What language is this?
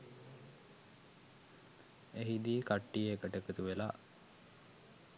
Sinhala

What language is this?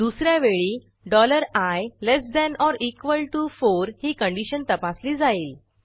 Marathi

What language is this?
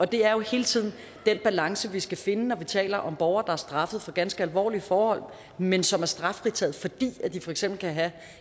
Danish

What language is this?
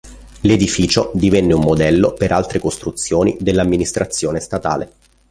Italian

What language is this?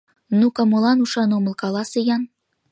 Mari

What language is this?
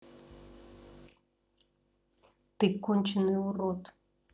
Russian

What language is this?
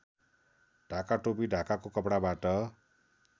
Nepali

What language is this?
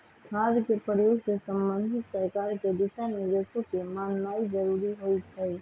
Magahi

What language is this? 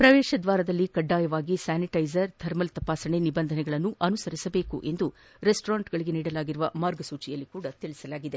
Kannada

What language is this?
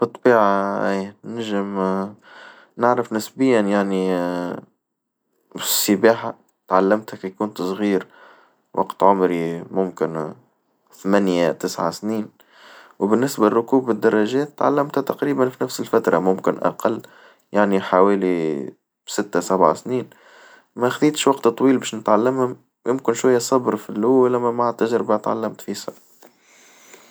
Tunisian Arabic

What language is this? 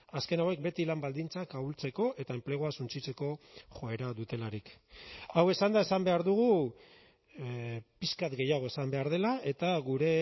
Basque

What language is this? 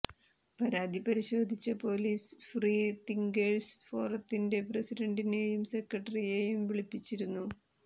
Malayalam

